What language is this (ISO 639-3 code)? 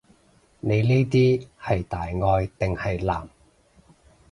yue